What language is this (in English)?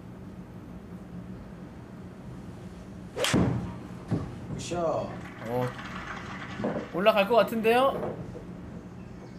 Korean